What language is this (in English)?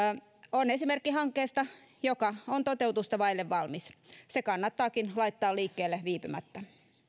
Finnish